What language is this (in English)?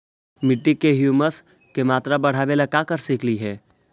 Magahi